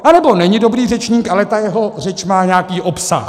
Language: Czech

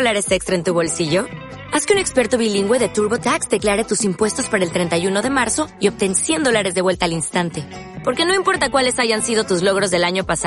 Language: Spanish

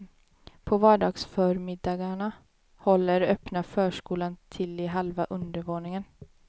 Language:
Swedish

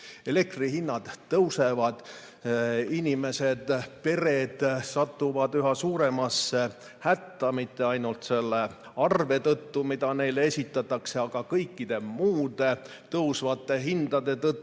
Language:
Estonian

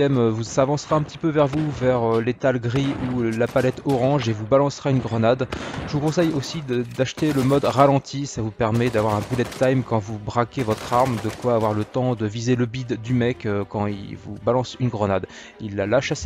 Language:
French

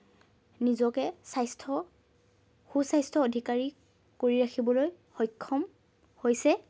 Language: Assamese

